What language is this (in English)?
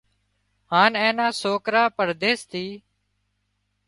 Wadiyara Koli